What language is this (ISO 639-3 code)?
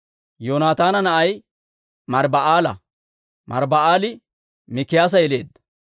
dwr